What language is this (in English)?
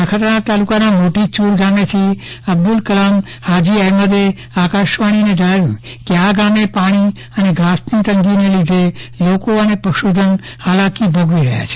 Gujarati